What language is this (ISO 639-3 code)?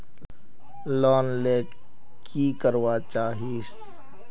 mag